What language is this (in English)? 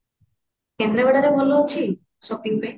Odia